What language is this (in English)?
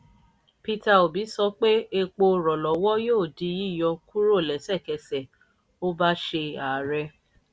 Yoruba